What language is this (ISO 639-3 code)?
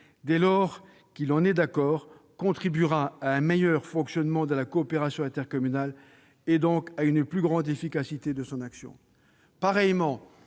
fra